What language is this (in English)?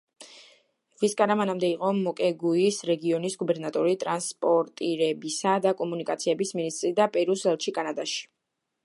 Georgian